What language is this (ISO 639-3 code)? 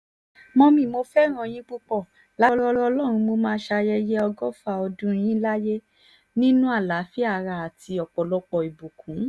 yor